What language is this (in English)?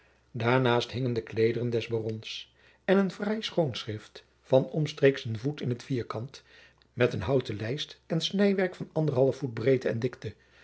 Dutch